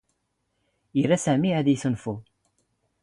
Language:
Standard Moroccan Tamazight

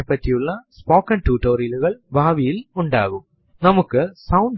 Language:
Malayalam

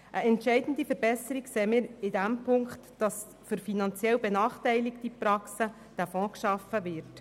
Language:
Swiss German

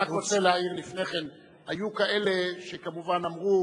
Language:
Hebrew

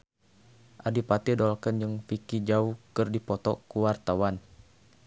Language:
Sundanese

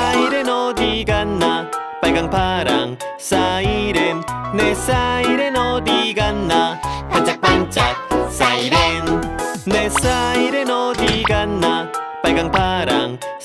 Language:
Korean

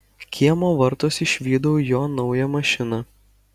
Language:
Lithuanian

